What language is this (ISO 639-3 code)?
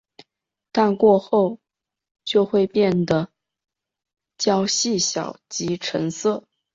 zho